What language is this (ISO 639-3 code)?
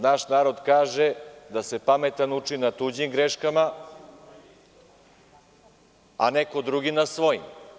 srp